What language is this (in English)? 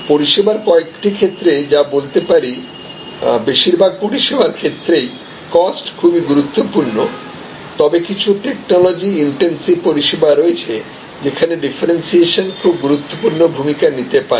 Bangla